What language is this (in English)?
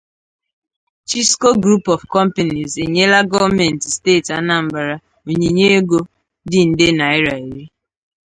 Igbo